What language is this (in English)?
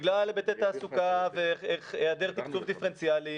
Hebrew